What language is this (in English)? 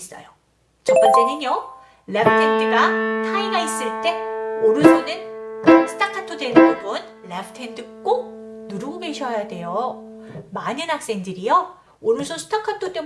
Korean